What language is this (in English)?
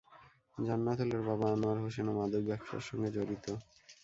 Bangla